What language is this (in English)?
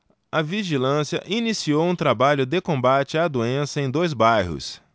Portuguese